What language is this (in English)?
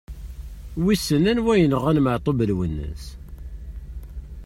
Kabyle